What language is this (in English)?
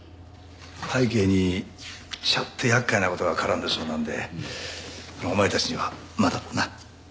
Japanese